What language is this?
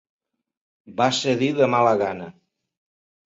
Catalan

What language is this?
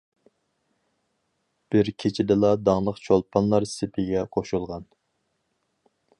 Uyghur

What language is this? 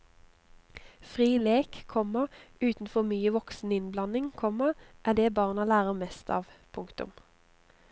Norwegian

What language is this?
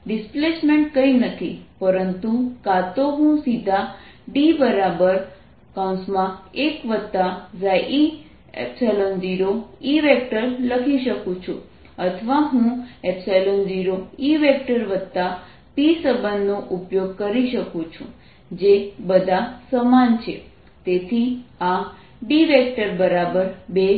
Gujarati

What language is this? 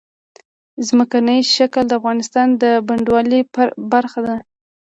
Pashto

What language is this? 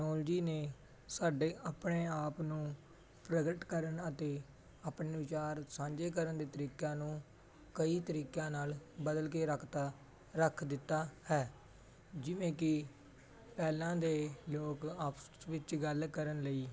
Punjabi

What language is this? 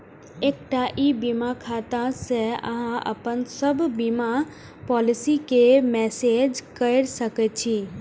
Maithili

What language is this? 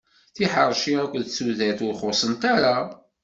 Kabyle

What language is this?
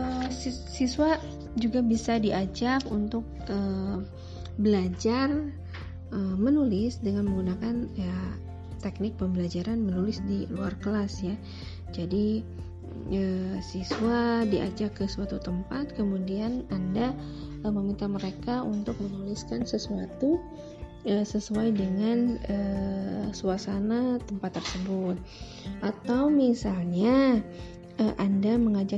Indonesian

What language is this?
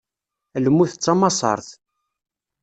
Kabyle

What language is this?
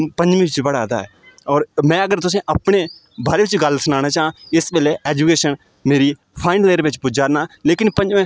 Dogri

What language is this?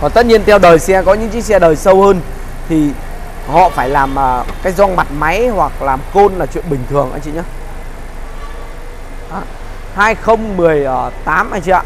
Vietnamese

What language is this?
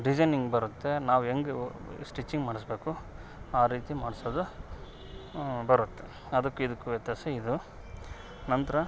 Kannada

